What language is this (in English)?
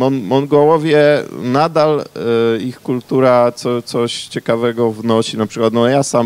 Polish